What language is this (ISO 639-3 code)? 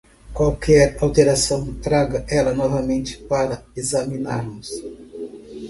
por